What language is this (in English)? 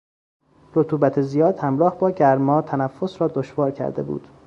Persian